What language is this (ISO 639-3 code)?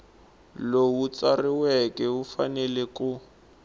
tso